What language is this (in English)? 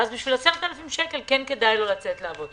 Hebrew